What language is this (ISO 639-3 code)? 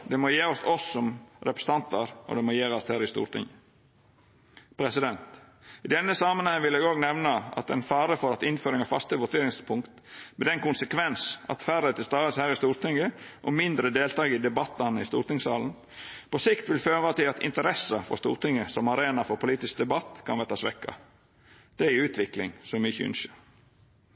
nno